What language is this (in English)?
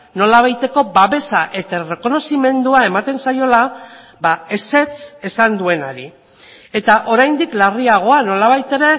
Basque